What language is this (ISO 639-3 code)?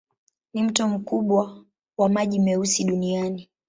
swa